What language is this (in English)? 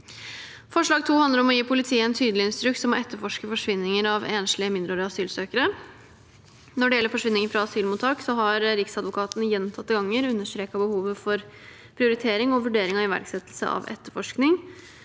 Norwegian